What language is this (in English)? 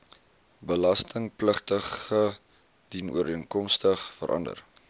Afrikaans